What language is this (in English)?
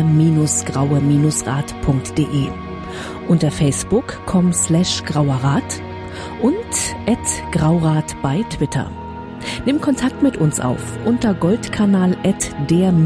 German